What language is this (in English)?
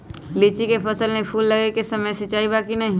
Magahi